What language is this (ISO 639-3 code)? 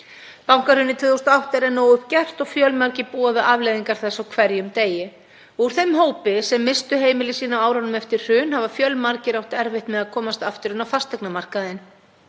isl